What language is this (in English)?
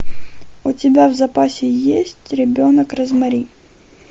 Russian